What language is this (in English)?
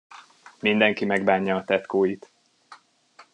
Hungarian